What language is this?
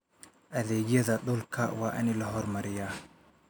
Somali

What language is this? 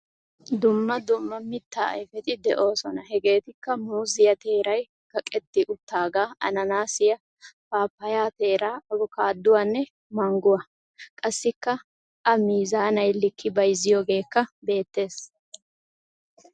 Wolaytta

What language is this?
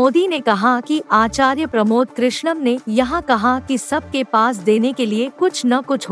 Hindi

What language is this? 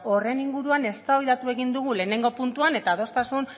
Basque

